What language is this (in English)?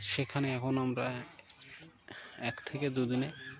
Bangla